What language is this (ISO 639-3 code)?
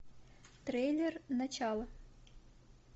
rus